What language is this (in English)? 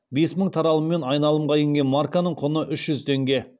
Kazakh